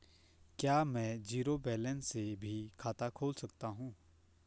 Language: Hindi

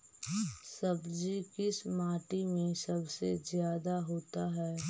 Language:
Magahi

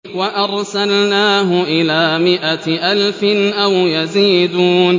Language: Arabic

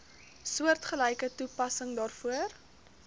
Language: Afrikaans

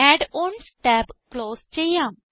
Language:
Malayalam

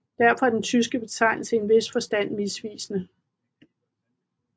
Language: Danish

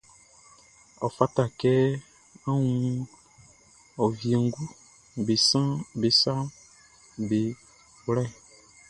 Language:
Baoulé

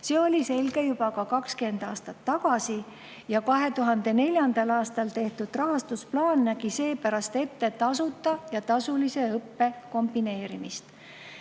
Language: Estonian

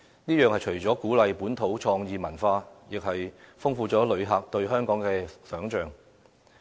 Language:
Cantonese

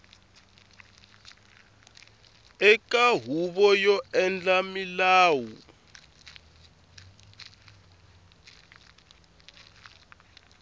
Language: Tsonga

